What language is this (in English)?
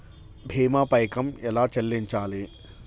Telugu